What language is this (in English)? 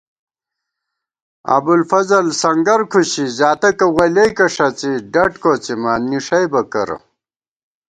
Gawar-Bati